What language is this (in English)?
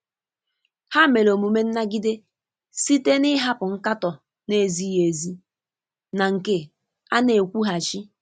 Igbo